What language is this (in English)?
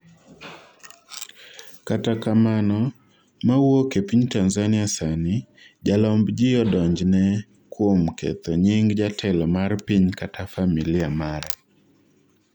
Luo (Kenya and Tanzania)